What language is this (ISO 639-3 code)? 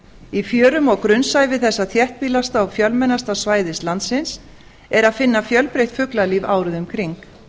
isl